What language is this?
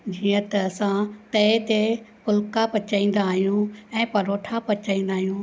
Sindhi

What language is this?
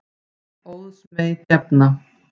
Icelandic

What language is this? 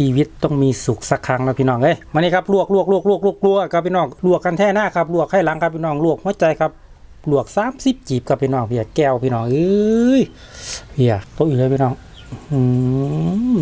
Thai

